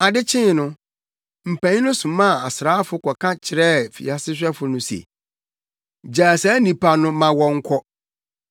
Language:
Akan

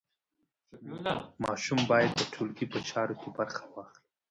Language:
Pashto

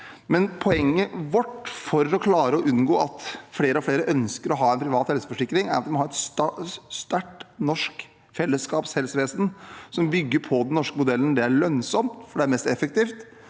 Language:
Norwegian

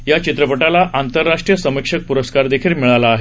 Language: Marathi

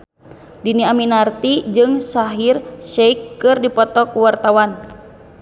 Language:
Sundanese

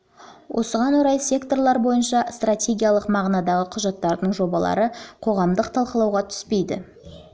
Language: Kazakh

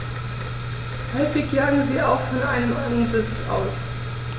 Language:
German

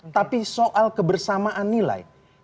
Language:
Indonesian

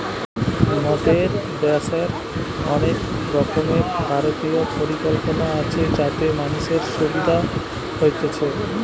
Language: Bangla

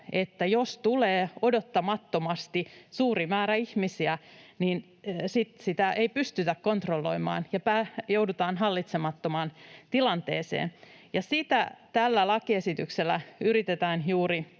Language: Finnish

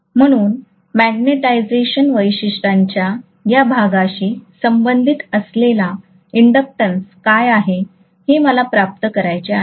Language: Marathi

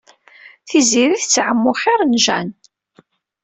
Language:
Kabyle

